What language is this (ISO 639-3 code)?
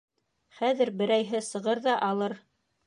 bak